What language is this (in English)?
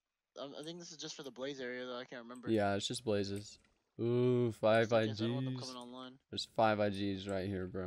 English